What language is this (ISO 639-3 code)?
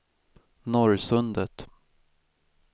swe